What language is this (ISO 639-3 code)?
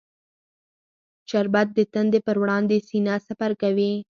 pus